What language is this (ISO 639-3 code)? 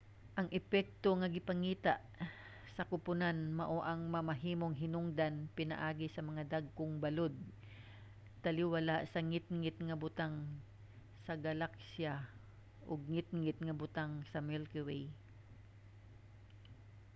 ceb